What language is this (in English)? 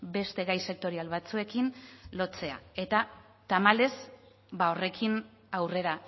Basque